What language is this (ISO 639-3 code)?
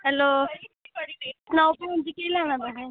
doi